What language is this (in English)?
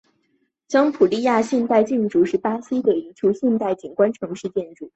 Chinese